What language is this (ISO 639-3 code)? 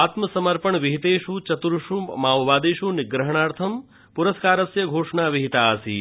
san